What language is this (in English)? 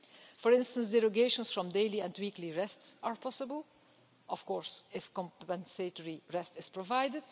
English